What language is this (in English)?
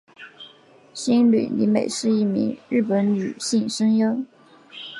Chinese